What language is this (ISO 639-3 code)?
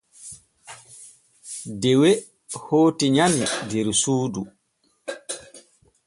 fue